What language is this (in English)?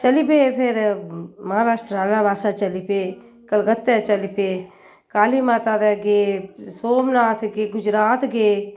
Dogri